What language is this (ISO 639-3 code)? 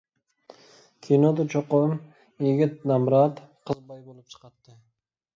uig